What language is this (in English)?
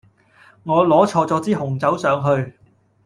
Cantonese